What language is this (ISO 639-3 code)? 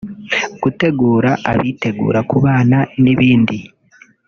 kin